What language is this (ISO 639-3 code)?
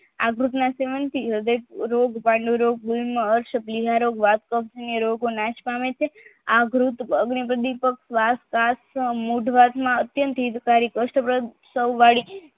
guj